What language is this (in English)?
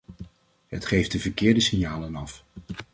Dutch